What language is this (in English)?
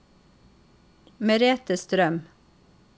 Norwegian